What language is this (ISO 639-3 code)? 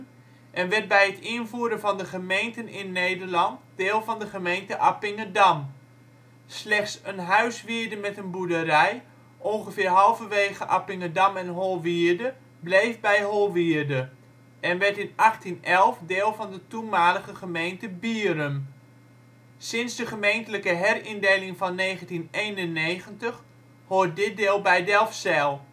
nld